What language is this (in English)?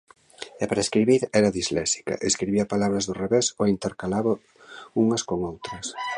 Galician